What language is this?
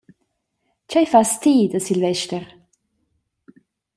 Romansh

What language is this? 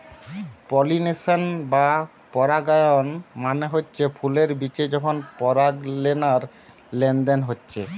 Bangla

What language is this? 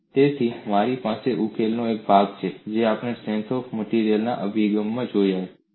Gujarati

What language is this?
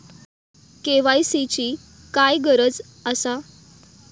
Marathi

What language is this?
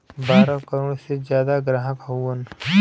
Bhojpuri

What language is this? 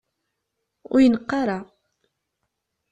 Kabyle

